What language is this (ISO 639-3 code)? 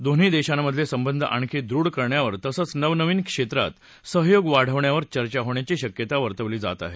mar